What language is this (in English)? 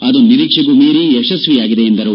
Kannada